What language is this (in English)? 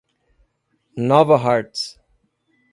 Portuguese